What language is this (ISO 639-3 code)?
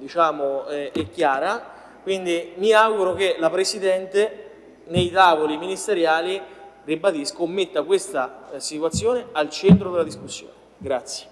ita